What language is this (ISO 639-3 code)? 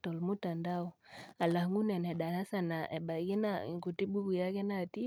mas